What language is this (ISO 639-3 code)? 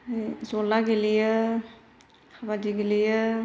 brx